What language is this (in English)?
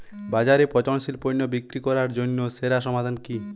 Bangla